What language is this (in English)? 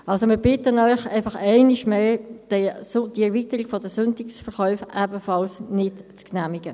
Swiss German